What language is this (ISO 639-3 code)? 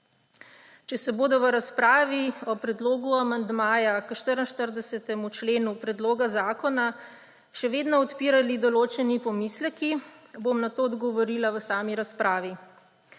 slv